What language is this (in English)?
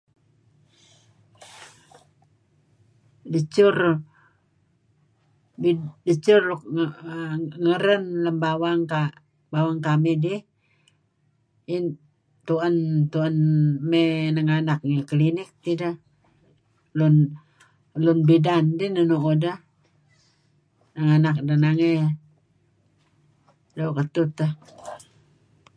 Kelabit